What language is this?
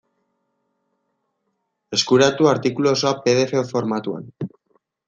Basque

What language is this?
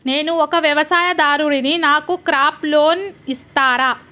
Telugu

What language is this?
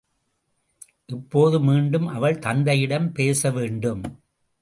Tamil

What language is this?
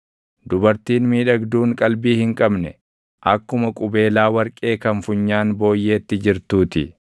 Oromo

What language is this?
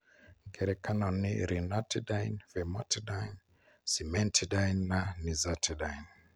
Kikuyu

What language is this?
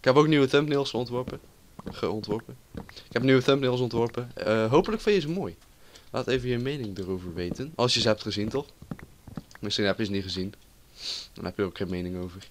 Dutch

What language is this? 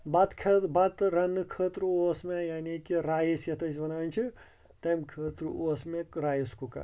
Kashmiri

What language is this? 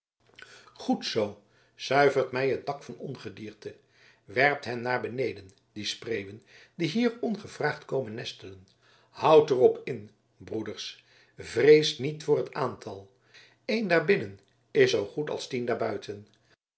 Dutch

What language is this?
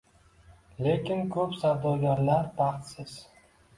Uzbek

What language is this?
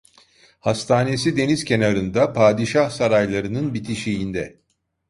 Turkish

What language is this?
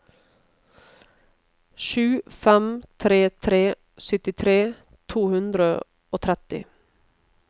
Norwegian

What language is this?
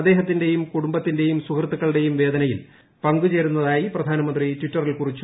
Malayalam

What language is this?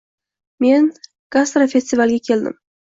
Uzbek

